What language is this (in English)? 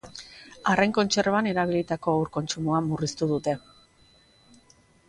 Basque